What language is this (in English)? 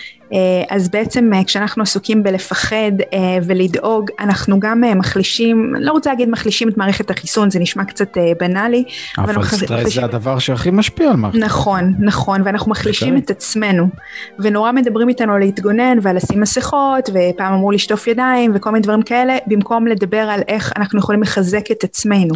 Hebrew